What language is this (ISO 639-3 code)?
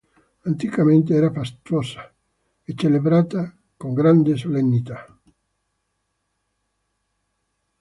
ita